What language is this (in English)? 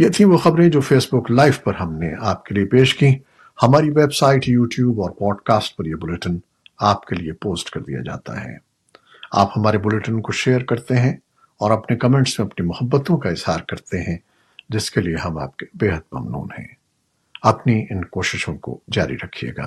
Urdu